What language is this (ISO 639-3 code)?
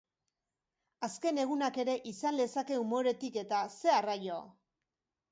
eus